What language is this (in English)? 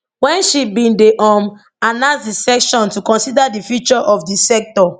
Nigerian Pidgin